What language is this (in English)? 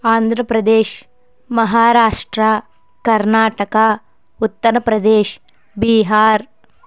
Telugu